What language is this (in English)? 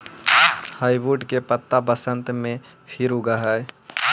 Magahi